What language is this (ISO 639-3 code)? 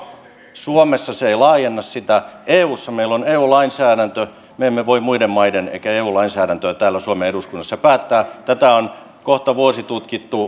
fin